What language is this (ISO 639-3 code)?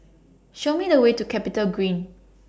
eng